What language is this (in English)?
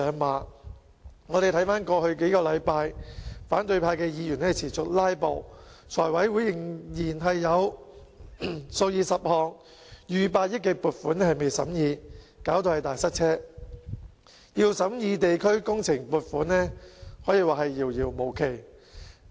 Cantonese